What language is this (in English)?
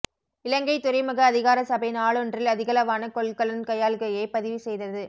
Tamil